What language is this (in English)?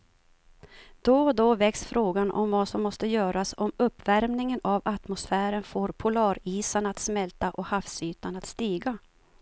Swedish